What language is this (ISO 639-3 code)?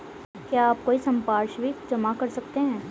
hin